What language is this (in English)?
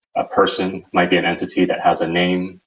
English